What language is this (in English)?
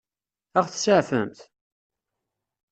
Kabyle